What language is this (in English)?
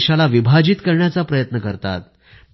Marathi